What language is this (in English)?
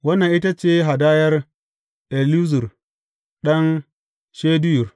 Hausa